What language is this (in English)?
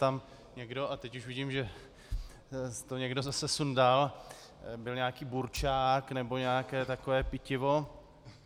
Czech